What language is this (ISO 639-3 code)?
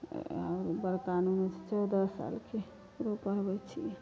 mai